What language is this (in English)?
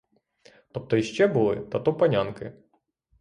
Ukrainian